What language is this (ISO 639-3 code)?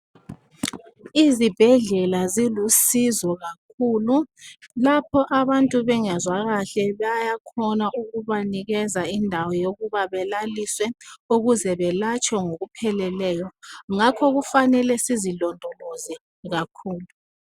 nde